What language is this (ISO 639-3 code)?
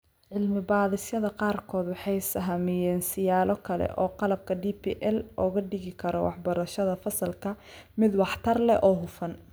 som